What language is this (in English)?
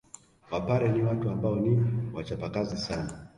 Swahili